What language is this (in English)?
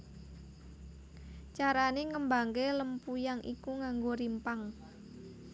Javanese